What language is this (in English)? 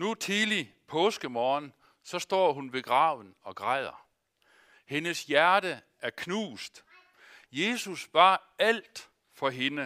Danish